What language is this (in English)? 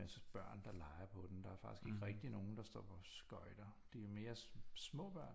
Danish